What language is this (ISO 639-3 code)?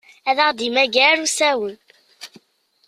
kab